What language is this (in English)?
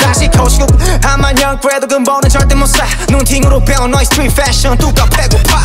Korean